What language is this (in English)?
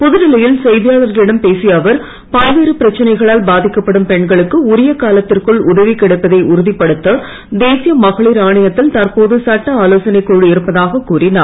Tamil